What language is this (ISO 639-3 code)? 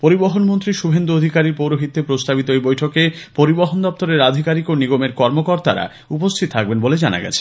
ben